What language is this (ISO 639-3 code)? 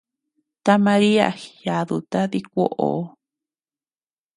cux